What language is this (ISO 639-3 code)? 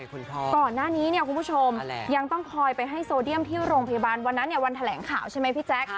tha